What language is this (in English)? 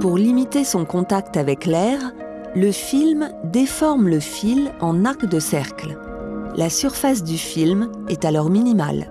French